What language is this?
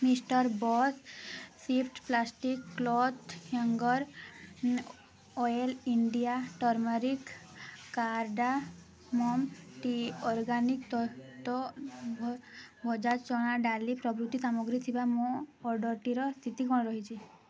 Odia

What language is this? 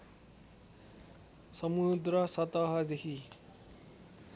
Nepali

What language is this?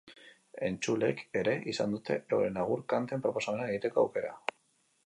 Basque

